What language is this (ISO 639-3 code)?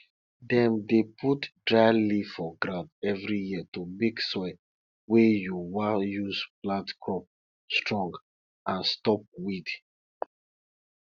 pcm